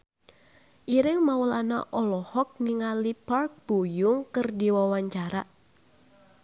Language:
Sundanese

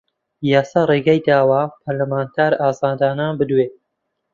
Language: Central Kurdish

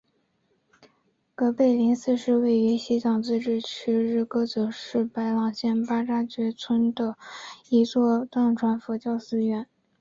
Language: Chinese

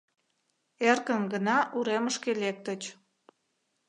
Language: Mari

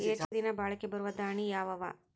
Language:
Kannada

